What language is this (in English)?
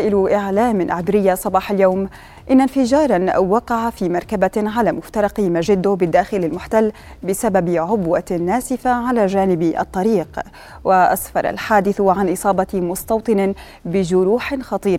Arabic